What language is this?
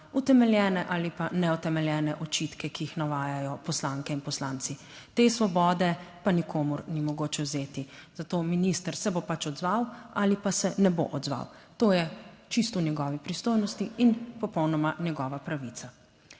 Slovenian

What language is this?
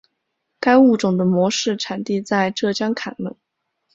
Chinese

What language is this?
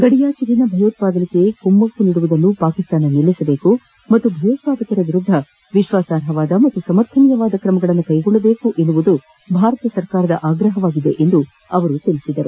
Kannada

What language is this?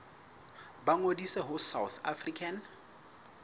Southern Sotho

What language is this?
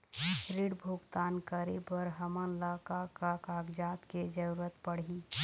Chhattisgarhi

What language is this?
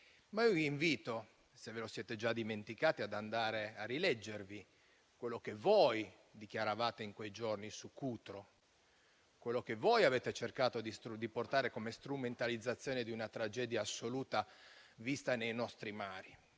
Italian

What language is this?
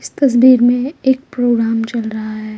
Hindi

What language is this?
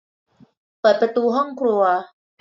Thai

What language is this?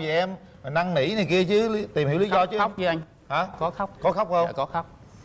Vietnamese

